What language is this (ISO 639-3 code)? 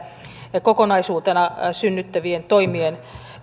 fin